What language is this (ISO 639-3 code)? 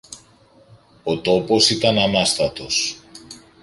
ell